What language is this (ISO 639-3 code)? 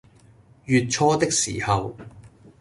yue